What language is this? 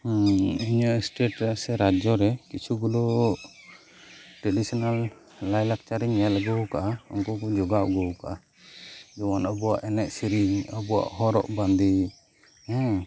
Santali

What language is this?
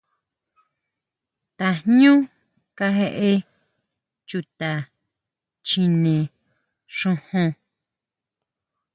Huautla Mazatec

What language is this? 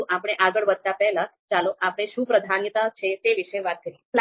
Gujarati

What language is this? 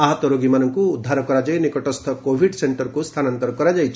Odia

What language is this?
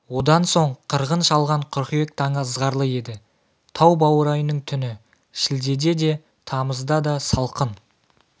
Kazakh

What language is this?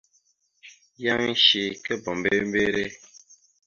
Mada (Cameroon)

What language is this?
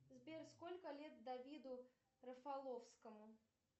Russian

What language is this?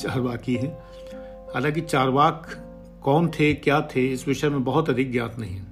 Hindi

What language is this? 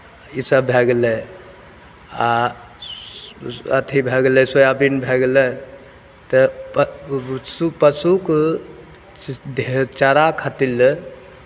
Maithili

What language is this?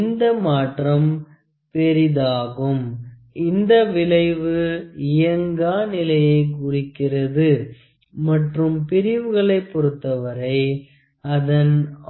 Tamil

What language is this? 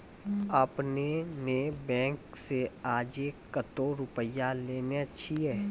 Maithili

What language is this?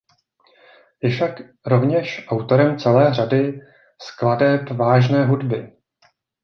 Czech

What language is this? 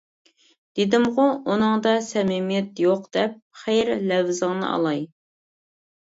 Uyghur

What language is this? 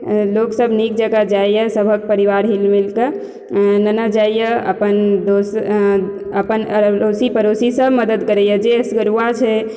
Maithili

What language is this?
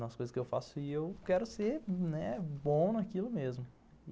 Portuguese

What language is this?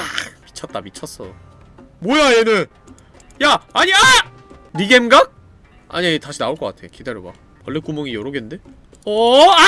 Korean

